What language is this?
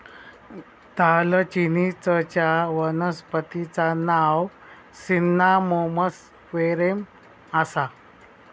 Marathi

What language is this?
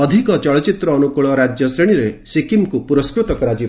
Odia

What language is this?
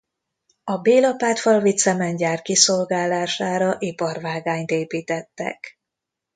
Hungarian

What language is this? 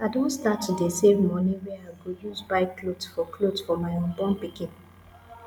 Nigerian Pidgin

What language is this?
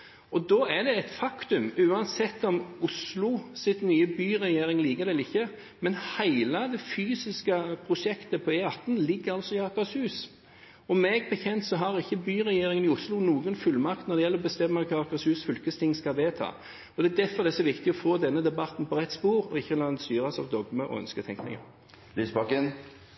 Norwegian Bokmål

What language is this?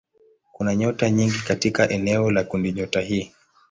Swahili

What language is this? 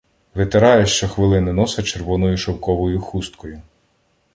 Ukrainian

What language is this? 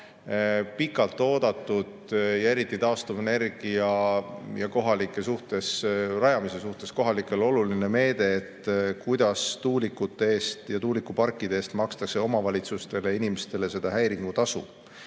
Estonian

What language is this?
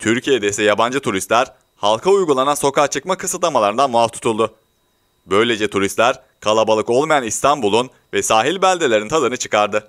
Turkish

